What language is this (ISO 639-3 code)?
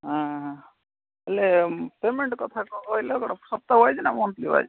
ori